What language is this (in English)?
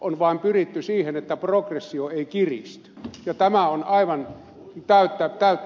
Finnish